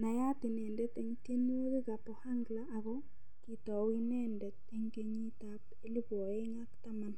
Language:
Kalenjin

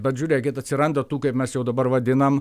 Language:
Lithuanian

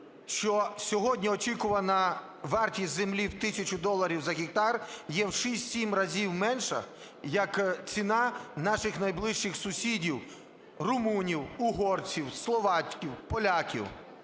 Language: Ukrainian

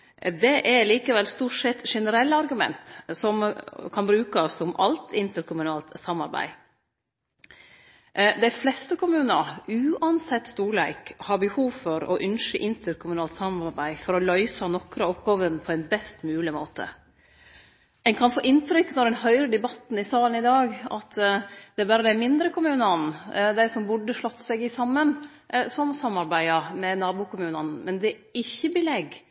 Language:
Norwegian Nynorsk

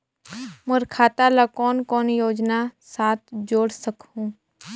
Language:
Chhattisgarhi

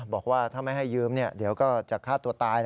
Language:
Thai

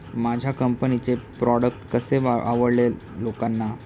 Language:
Marathi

